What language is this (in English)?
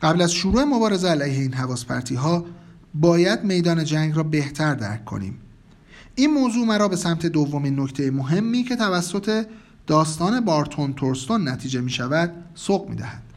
Persian